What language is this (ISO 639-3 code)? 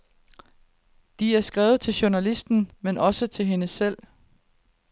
dan